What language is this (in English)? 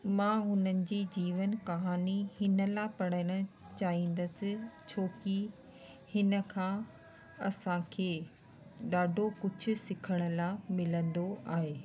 Sindhi